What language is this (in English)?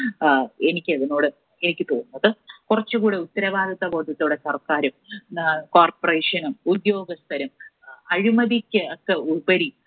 Malayalam